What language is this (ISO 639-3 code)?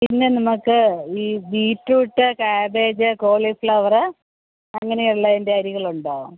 mal